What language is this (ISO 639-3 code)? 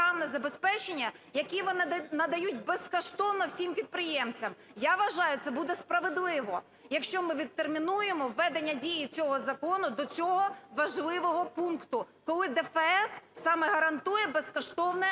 ukr